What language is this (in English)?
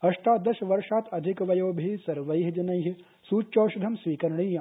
Sanskrit